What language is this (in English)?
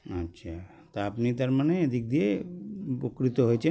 Bangla